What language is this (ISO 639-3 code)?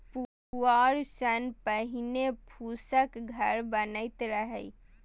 mai